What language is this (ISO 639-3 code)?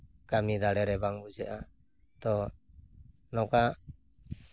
sat